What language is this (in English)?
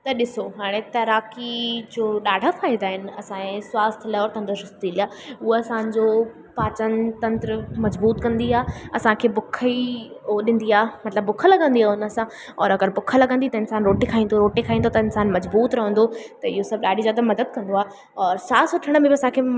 Sindhi